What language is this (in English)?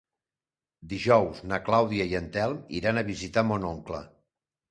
Catalan